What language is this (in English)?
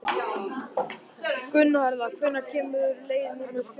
Icelandic